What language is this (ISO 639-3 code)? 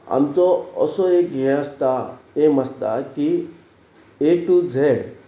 kok